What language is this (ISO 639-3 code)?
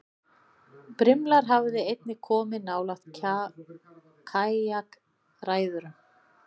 isl